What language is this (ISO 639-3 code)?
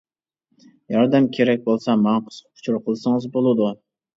uig